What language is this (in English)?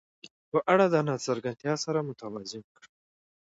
Pashto